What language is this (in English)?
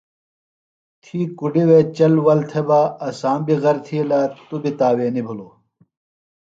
Phalura